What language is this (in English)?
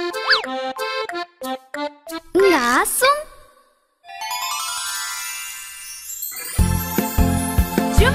Japanese